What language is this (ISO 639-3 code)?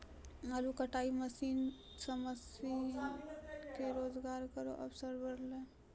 mai